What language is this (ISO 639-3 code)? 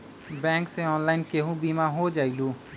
mag